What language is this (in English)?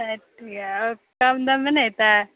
Maithili